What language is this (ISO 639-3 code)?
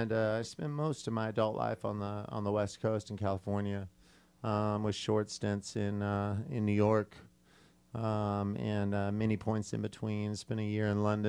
eng